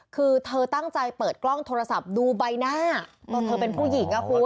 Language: Thai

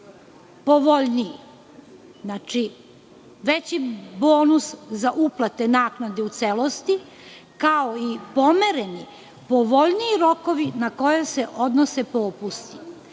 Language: Serbian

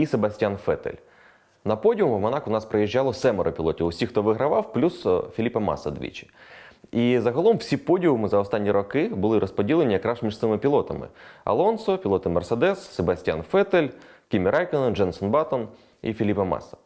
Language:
Ukrainian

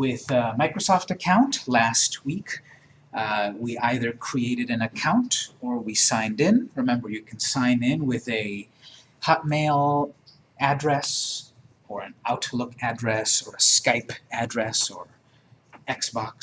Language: English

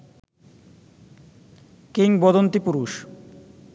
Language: Bangla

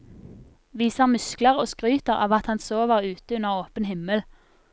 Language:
Norwegian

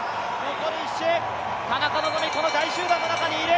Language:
Japanese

